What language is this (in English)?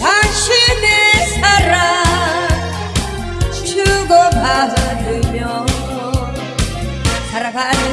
Korean